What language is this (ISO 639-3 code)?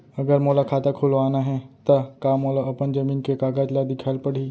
hne